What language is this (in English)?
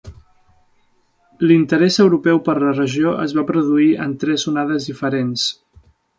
Catalan